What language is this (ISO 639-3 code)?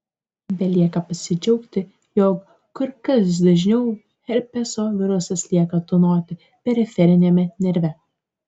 lit